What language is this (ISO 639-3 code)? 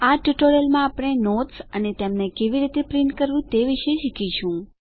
guj